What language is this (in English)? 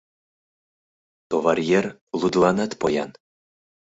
Mari